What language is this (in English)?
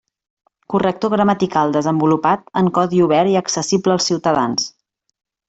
Catalan